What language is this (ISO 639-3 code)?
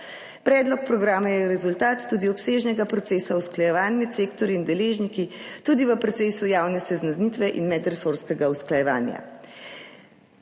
slv